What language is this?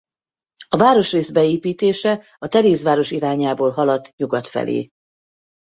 Hungarian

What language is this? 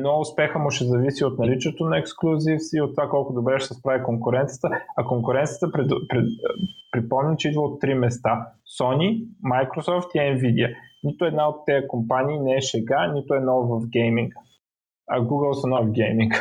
Bulgarian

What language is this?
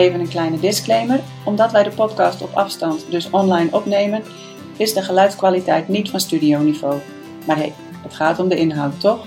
Dutch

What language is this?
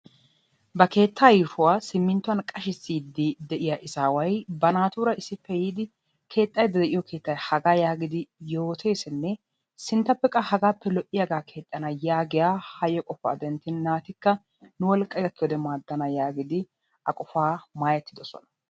Wolaytta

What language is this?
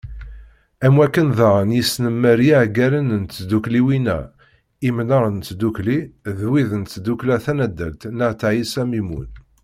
Kabyle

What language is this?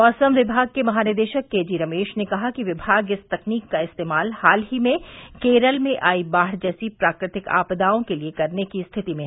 Hindi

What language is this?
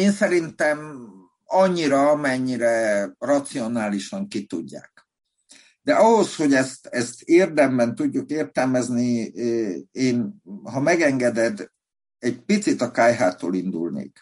Hungarian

